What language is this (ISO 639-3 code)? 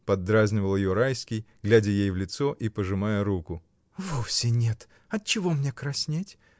rus